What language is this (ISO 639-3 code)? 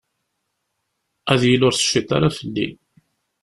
kab